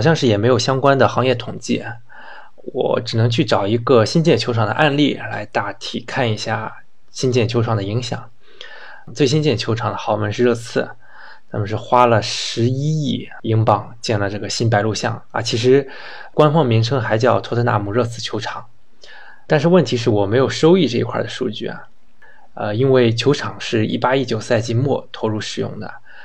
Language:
Chinese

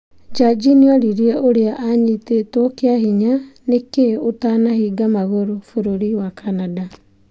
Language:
Kikuyu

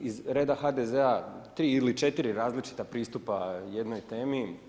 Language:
Croatian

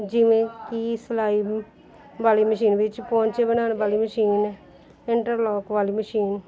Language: Punjabi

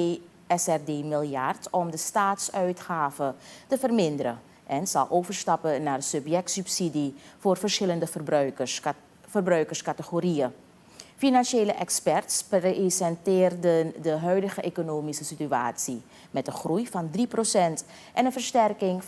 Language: Dutch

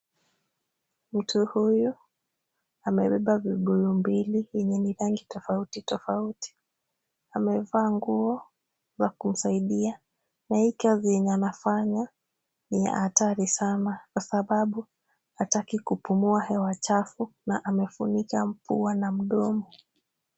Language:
Swahili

